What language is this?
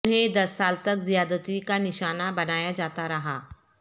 Urdu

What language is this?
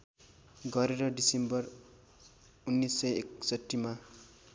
Nepali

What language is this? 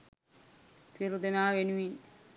Sinhala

